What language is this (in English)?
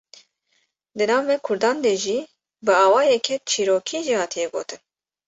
Kurdish